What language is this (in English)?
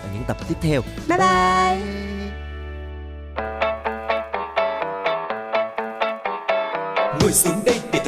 Vietnamese